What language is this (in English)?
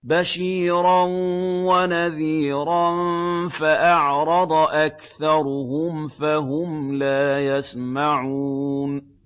Arabic